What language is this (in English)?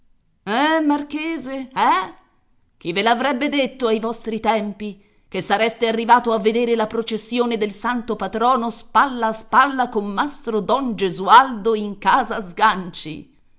Italian